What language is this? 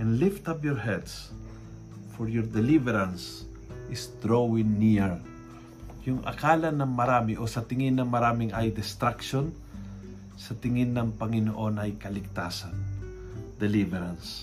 Filipino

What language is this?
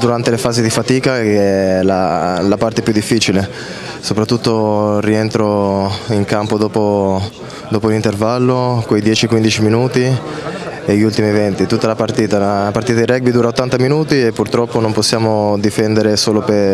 Italian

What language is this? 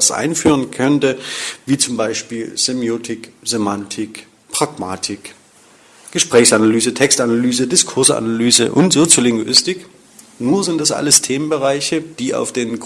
German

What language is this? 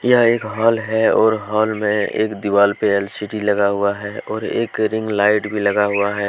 Hindi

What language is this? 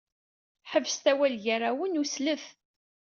Kabyle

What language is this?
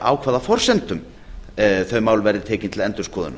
Icelandic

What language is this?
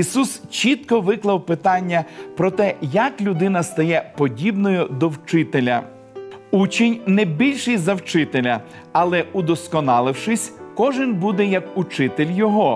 Ukrainian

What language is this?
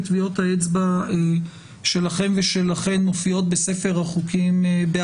Hebrew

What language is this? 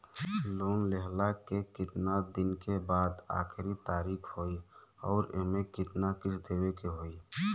Bhojpuri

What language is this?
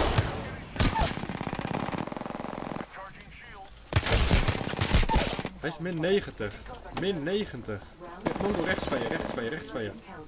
Dutch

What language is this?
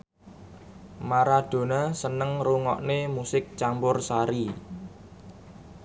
Javanese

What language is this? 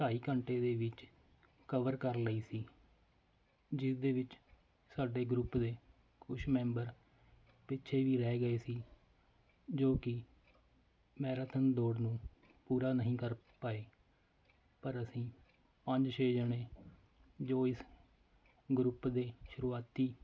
Punjabi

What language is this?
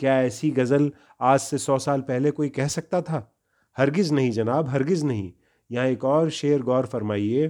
Urdu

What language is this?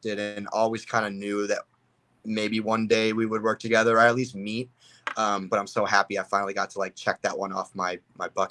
English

